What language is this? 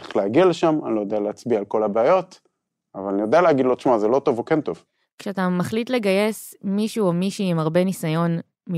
Hebrew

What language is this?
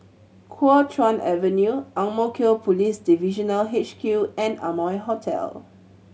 English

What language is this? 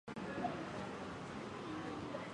Chinese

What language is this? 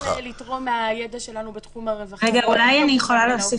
Hebrew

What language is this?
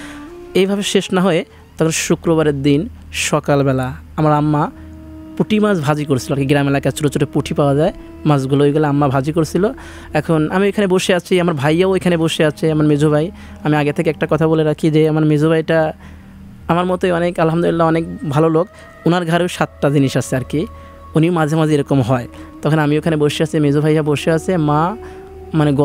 Bangla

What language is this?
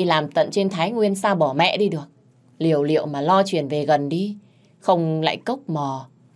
Vietnamese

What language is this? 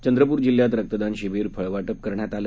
Marathi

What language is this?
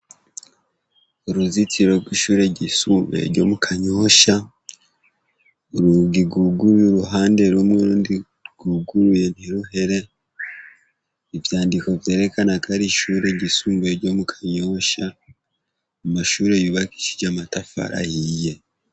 Rundi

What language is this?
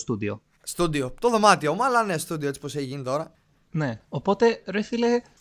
Greek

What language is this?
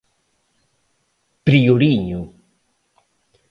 Galician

